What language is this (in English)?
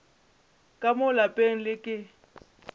Northern Sotho